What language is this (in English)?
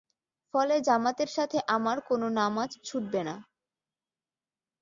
Bangla